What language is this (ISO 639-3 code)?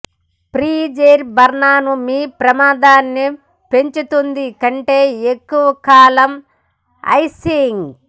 tel